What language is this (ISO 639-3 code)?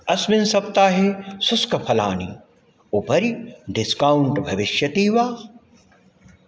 san